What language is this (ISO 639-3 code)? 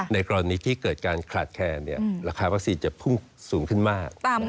tha